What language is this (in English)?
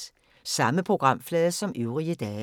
Danish